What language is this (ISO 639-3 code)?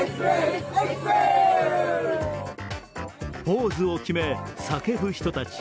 jpn